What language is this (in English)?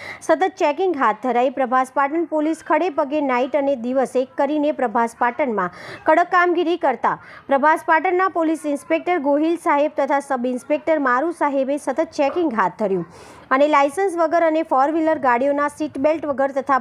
Hindi